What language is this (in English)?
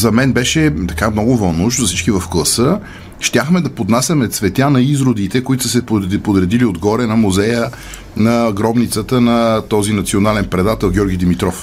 Bulgarian